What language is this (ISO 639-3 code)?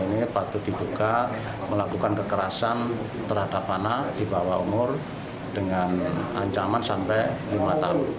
ind